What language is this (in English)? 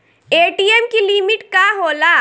Bhojpuri